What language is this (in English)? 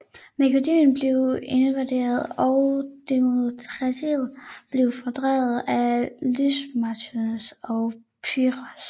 Danish